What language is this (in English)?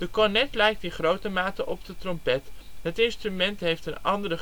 Dutch